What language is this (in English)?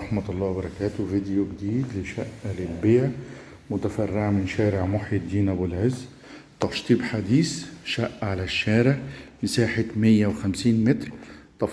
Arabic